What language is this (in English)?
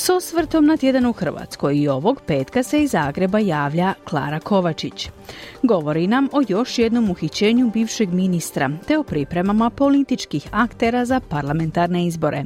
Croatian